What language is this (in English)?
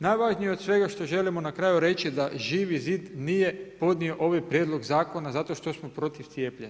Croatian